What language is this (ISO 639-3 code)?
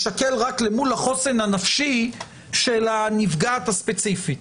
heb